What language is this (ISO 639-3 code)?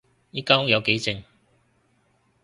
yue